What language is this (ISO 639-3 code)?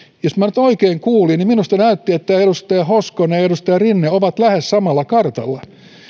fin